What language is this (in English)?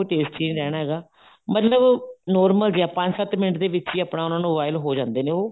Punjabi